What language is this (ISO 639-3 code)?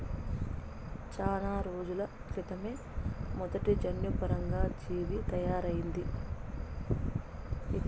tel